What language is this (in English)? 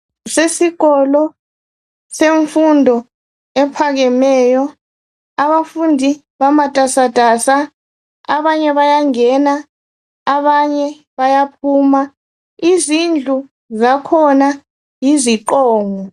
North Ndebele